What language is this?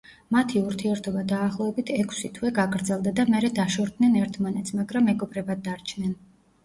Georgian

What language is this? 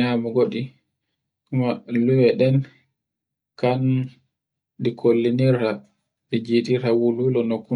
Borgu Fulfulde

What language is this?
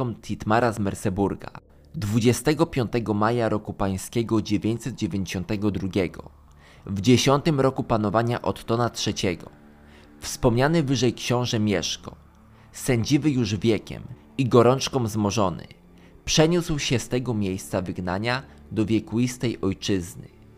Polish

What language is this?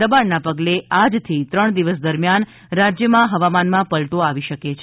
Gujarati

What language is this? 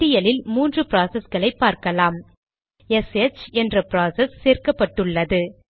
Tamil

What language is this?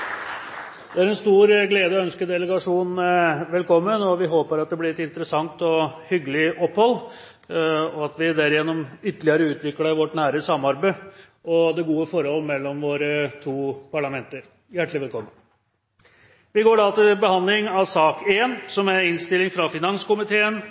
Norwegian Bokmål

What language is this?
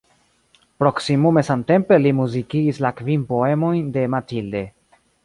Esperanto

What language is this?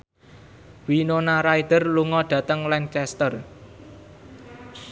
Javanese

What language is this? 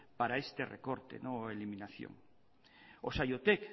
Spanish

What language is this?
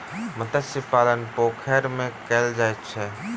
Maithili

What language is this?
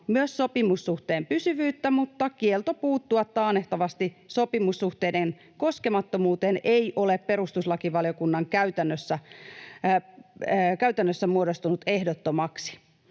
Finnish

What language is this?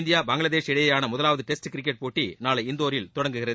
Tamil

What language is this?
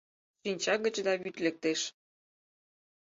Mari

